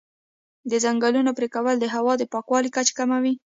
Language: Pashto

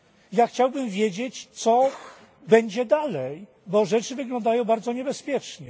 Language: Polish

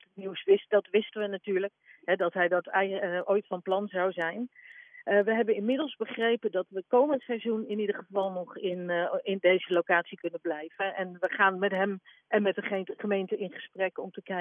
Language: Dutch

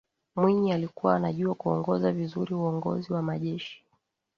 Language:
Swahili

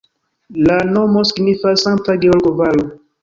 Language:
Esperanto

